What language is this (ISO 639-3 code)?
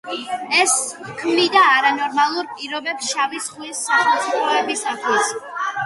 kat